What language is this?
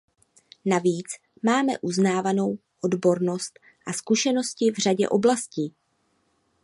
Czech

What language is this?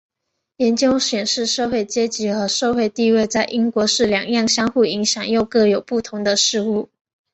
Chinese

